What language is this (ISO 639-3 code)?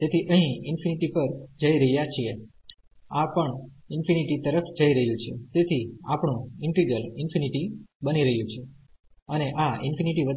guj